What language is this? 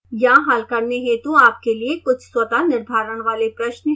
Hindi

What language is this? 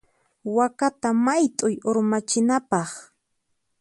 Puno Quechua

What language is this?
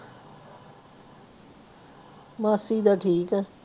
Punjabi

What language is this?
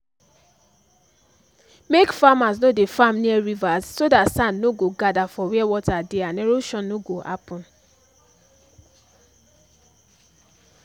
Nigerian Pidgin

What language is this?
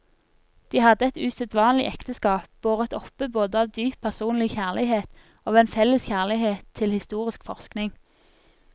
Norwegian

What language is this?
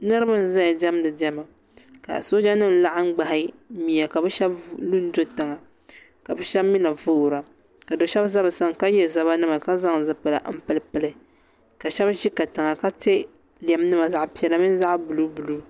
Dagbani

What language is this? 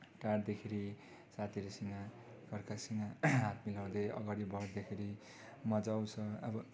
Nepali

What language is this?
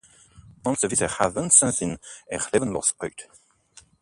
Dutch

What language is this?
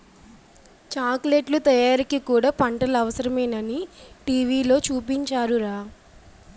Telugu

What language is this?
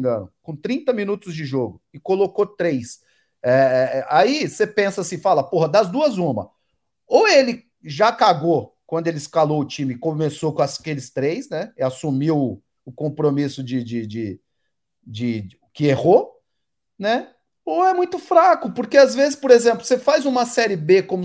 Portuguese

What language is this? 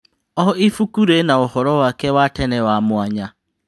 Kikuyu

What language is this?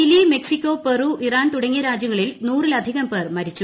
Malayalam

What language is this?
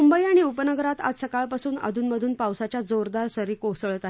Marathi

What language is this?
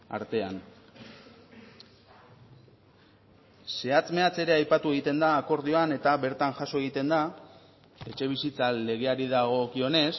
Basque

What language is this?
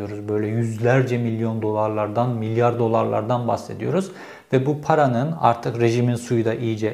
Turkish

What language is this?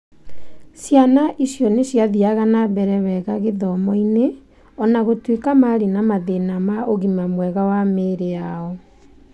Kikuyu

